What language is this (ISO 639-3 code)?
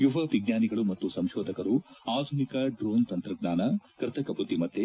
kan